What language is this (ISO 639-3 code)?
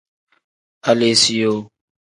kdh